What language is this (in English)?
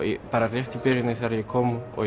Icelandic